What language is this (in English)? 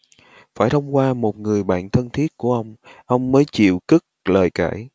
Vietnamese